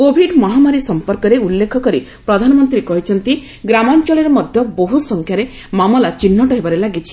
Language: Odia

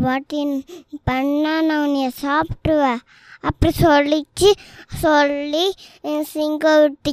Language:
Tamil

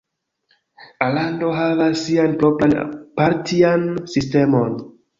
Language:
Esperanto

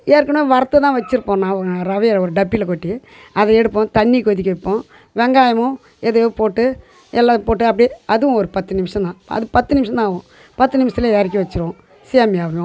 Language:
Tamil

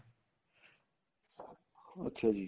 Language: Punjabi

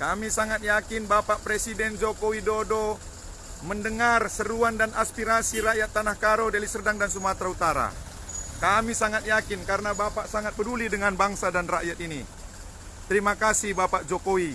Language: Indonesian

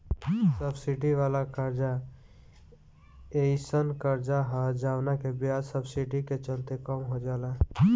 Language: Bhojpuri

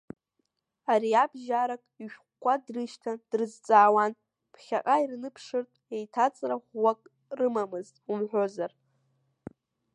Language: Abkhazian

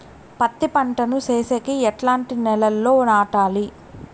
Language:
Telugu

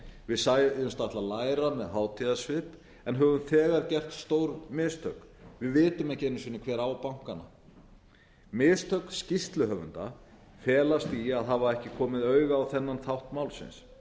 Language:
Icelandic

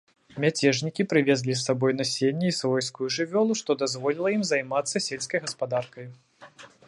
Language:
Belarusian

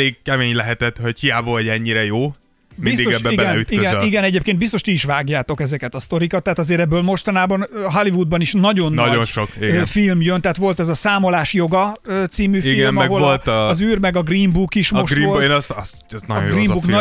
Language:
Hungarian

